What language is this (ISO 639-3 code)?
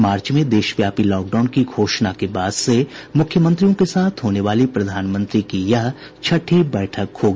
hin